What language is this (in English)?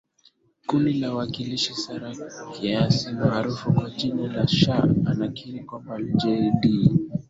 Swahili